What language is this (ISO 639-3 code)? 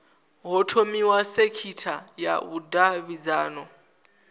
ven